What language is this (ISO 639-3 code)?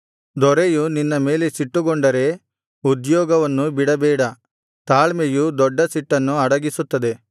kan